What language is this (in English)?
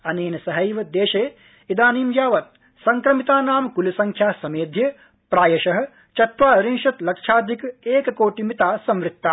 Sanskrit